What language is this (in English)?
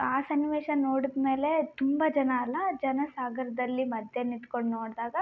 Kannada